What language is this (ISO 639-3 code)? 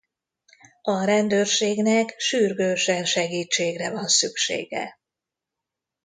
hun